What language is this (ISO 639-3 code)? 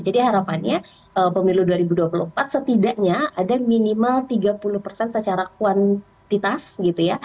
ind